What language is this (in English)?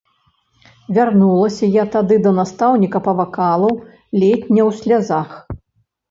Belarusian